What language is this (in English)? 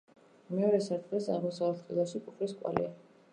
Georgian